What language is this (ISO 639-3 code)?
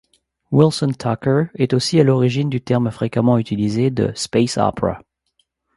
fra